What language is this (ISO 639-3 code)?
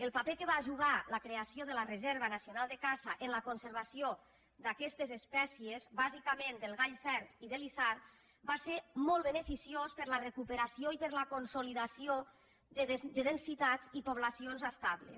cat